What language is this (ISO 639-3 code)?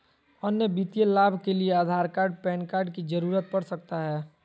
mag